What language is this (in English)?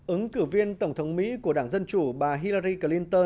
Vietnamese